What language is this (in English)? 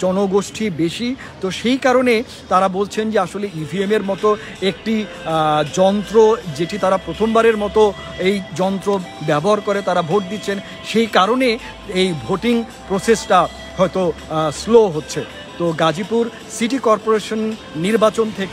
Hindi